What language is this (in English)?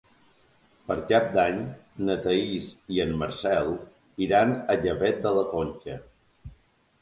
Catalan